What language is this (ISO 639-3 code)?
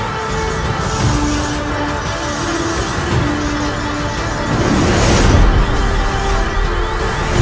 ind